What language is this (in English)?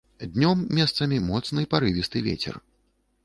Belarusian